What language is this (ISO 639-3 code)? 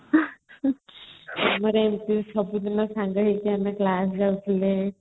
ori